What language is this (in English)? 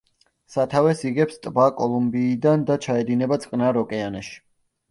Georgian